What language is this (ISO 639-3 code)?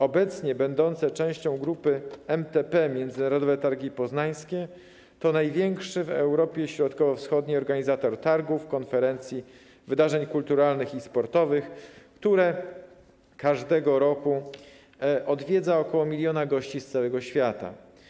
pol